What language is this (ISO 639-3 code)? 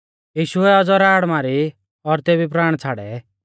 bfz